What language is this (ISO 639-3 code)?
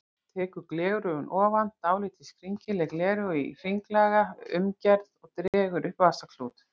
isl